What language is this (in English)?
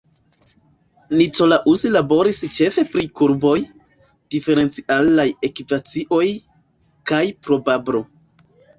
Esperanto